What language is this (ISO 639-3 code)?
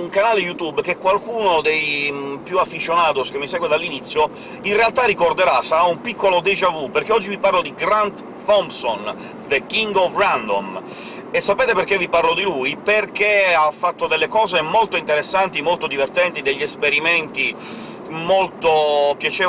ita